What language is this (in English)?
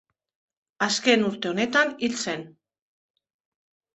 Basque